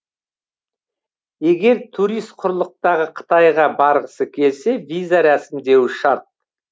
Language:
Kazakh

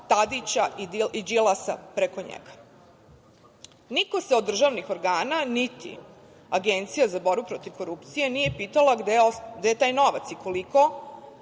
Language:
Serbian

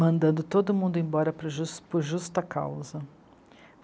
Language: Portuguese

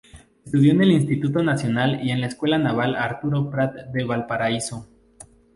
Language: Spanish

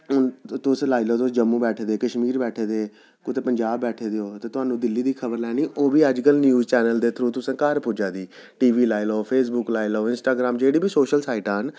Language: Dogri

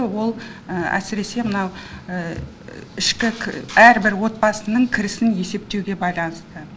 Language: Kazakh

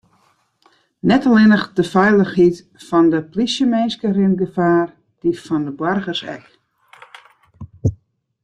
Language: Western Frisian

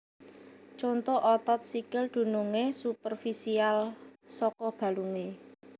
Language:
Javanese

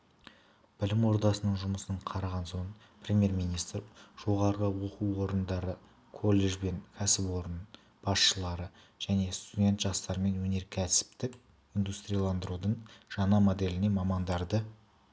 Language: Kazakh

